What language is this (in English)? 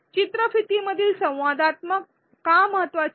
Marathi